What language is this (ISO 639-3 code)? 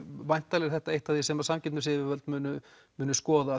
isl